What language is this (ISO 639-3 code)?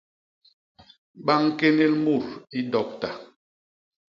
bas